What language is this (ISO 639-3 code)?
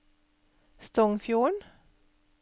nor